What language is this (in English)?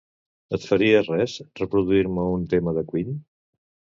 Catalan